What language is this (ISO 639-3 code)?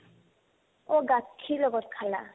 asm